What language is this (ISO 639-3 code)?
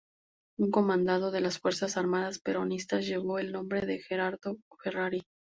spa